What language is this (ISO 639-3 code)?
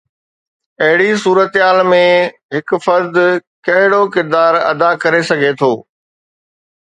snd